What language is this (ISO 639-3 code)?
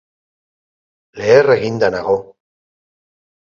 eus